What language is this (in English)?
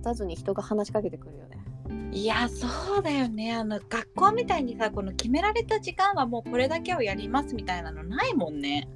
Japanese